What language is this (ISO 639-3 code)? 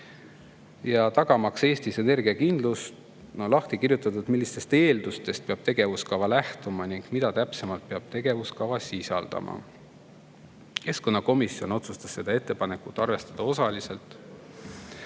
est